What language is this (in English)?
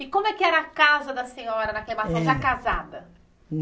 Portuguese